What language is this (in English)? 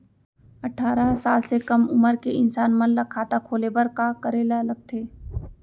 Chhattisgarhi